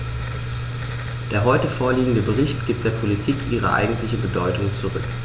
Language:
German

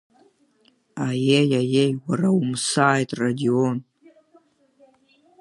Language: Abkhazian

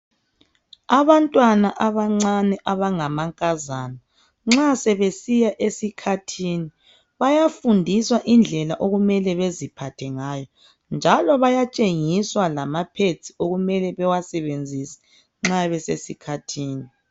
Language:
North Ndebele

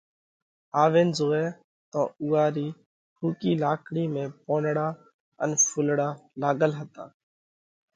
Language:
Parkari Koli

